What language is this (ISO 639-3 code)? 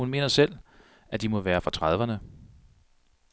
dan